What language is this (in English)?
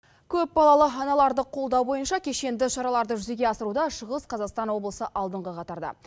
Kazakh